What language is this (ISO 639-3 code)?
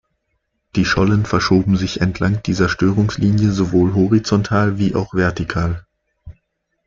deu